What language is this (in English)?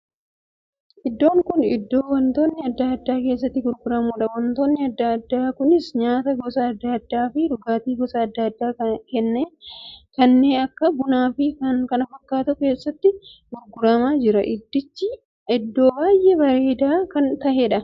Oromo